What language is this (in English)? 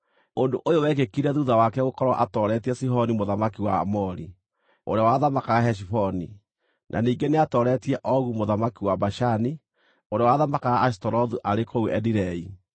Kikuyu